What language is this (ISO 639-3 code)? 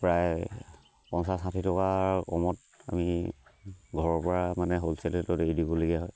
asm